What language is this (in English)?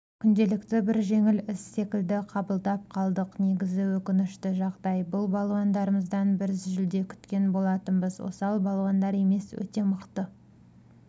Kazakh